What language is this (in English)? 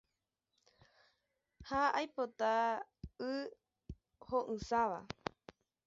Guarani